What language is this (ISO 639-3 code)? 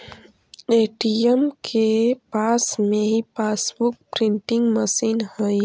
mag